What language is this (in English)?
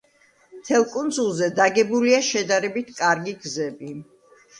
Georgian